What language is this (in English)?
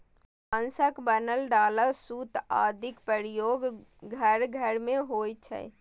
Maithili